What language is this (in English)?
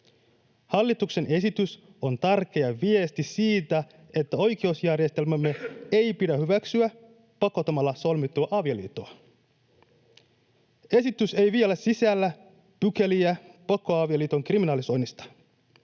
Finnish